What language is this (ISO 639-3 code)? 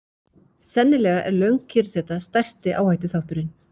isl